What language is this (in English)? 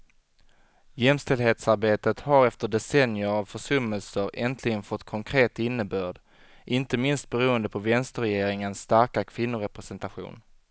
Swedish